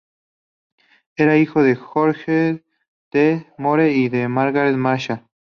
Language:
Spanish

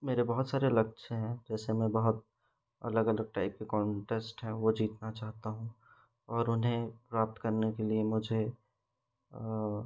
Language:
Hindi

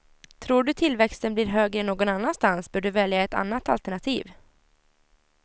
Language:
Swedish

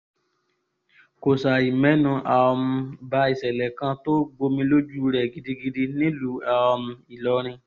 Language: Yoruba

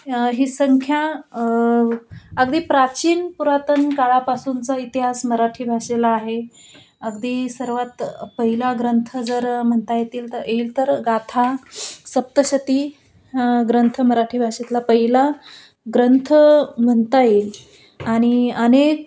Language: Marathi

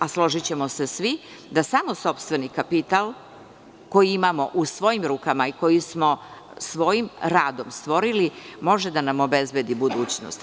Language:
Serbian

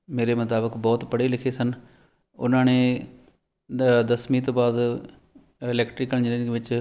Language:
Punjabi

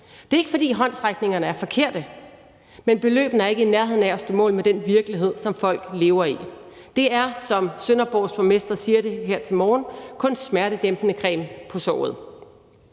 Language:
Danish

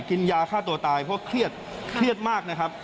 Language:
Thai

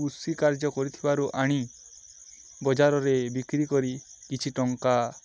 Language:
Odia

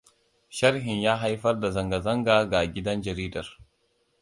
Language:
Hausa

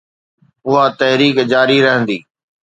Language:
Sindhi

